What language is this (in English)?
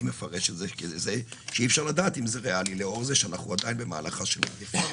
Hebrew